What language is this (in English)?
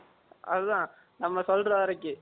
Tamil